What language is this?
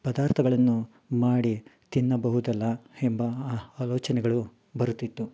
Kannada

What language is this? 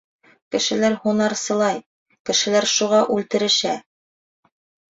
Bashkir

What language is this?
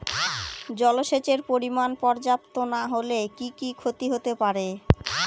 Bangla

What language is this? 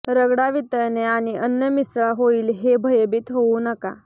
Marathi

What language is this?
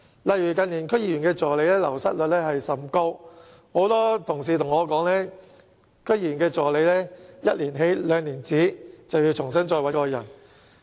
Cantonese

